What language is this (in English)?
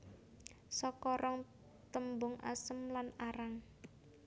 Javanese